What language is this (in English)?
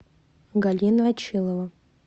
Russian